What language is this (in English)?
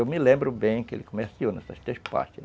Portuguese